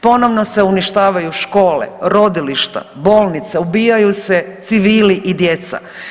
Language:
Croatian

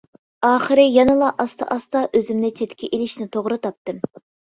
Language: Uyghur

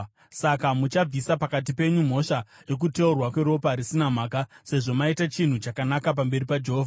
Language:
Shona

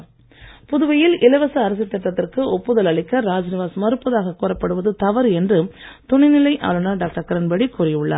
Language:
Tamil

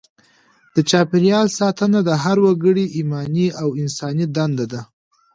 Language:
Pashto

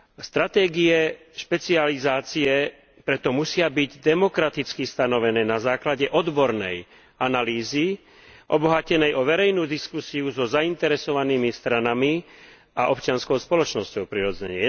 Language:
Slovak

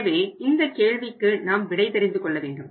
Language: Tamil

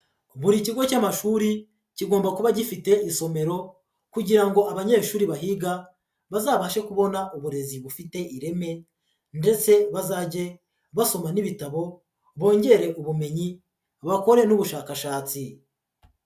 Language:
Kinyarwanda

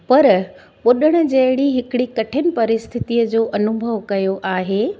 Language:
Sindhi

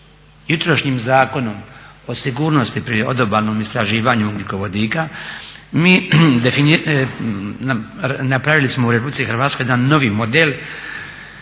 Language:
Croatian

